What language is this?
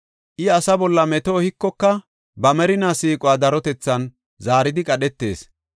Gofa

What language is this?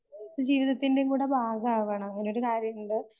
Malayalam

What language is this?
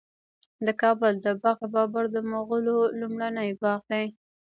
Pashto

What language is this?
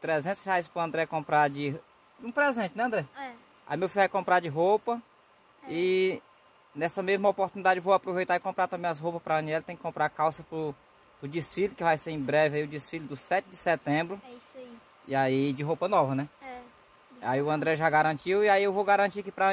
Portuguese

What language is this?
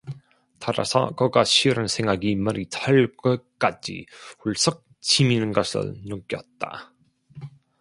Korean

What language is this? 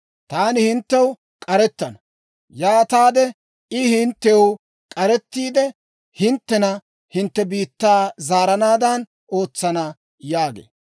Dawro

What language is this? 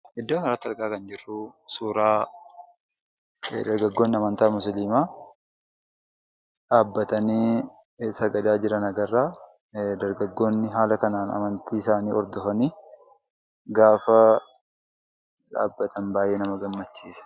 Oromo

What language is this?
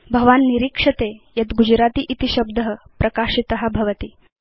Sanskrit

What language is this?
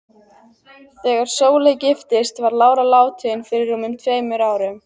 Icelandic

